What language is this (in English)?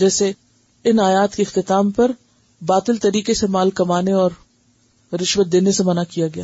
Urdu